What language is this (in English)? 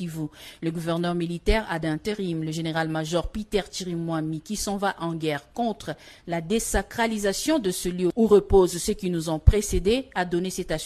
French